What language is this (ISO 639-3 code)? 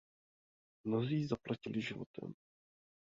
ces